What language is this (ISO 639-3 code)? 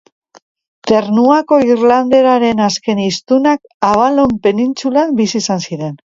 eus